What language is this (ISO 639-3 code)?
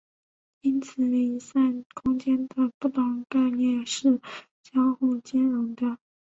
zho